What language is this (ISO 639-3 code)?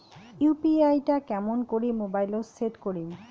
ben